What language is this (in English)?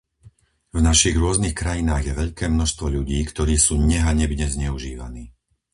Slovak